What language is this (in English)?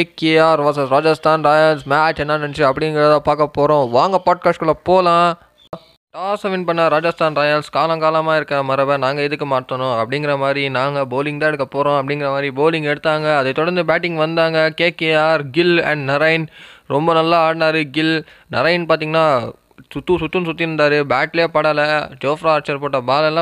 Tamil